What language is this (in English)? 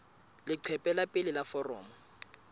Southern Sotho